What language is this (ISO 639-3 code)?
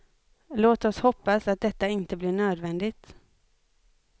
swe